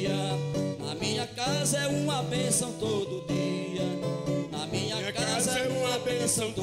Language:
Portuguese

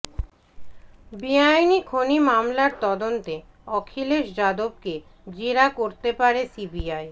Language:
Bangla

